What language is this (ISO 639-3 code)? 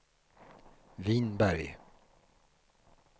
swe